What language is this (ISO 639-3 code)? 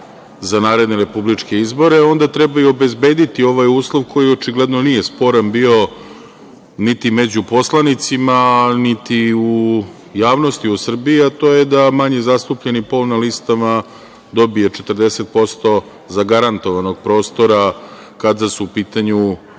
srp